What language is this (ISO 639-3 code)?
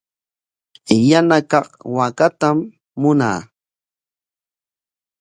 qwa